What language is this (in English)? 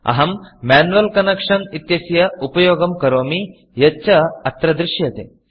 Sanskrit